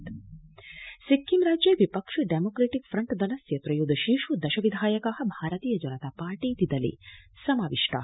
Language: Sanskrit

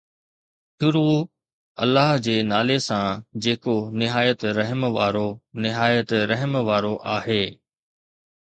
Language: Sindhi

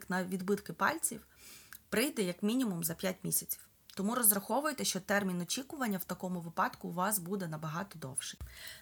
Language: Ukrainian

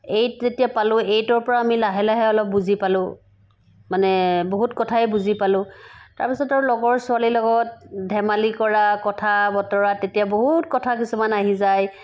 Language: Assamese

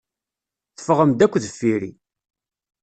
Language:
Kabyle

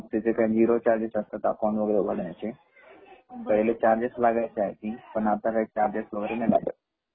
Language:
Marathi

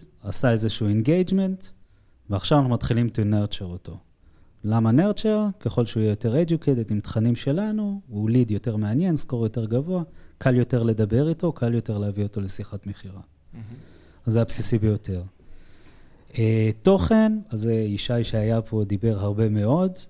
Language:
Hebrew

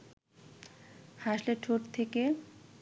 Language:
Bangla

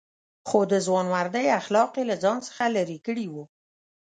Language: Pashto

